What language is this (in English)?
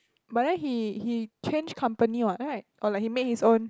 English